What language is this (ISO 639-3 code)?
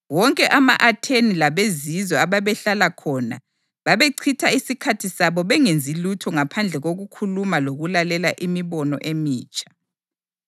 nde